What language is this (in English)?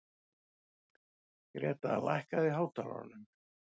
Icelandic